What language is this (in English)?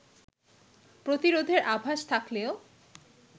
Bangla